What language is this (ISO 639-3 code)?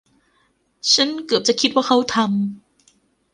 tha